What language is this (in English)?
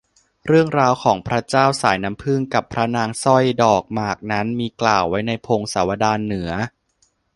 Thai